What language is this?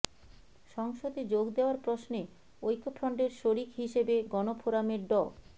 Bangla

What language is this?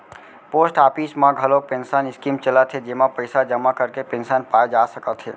Chhattisgarhi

